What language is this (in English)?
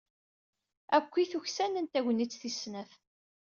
Kabyle